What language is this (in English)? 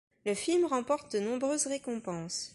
French